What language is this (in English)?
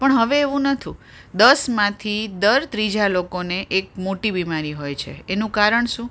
Gujarati